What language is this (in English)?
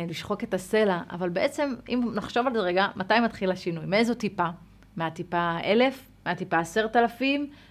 Hebrew